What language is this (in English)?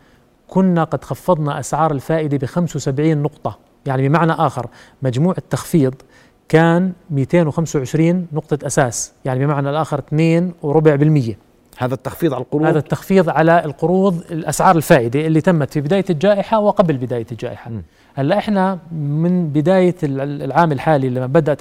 Arabic